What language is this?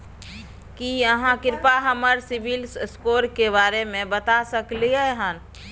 Maithili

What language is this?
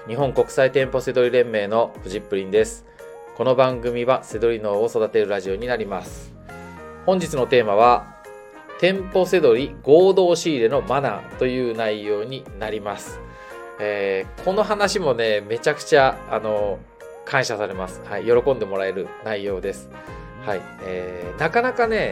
Japanese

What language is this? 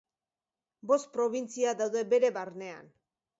Basque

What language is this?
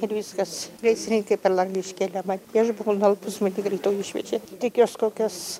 Lithuanian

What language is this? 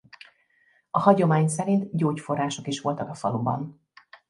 Hungarian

